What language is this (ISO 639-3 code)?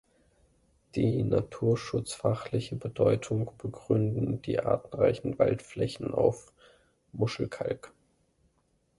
deu